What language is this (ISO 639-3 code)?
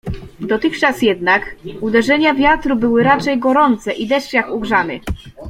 pol